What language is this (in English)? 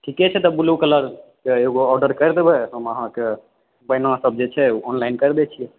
Maithili